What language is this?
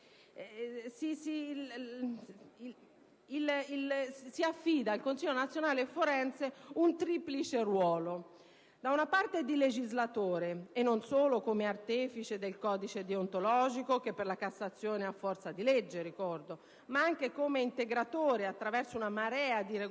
Italian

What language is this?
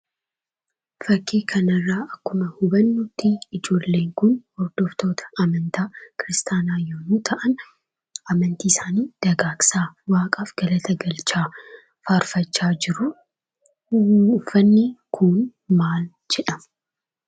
Oromo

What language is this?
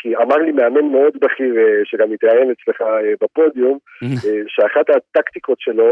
Hebrew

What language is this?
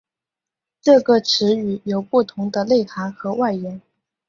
Chinese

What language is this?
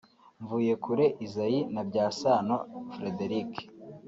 Kinyarwanda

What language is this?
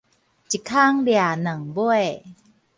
Min Nan Chinese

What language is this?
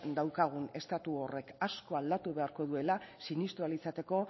Basque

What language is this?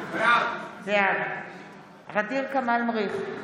Hebrew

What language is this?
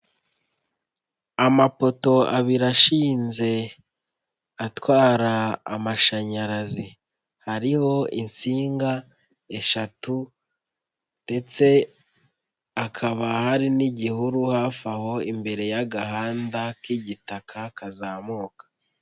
Kinyarwanda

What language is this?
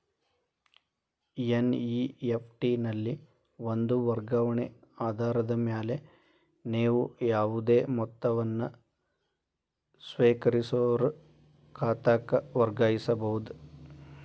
Kannada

